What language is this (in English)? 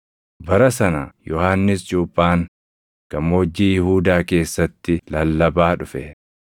Oromo